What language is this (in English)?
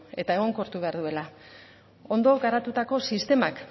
Basque